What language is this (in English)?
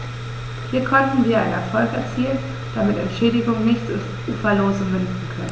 German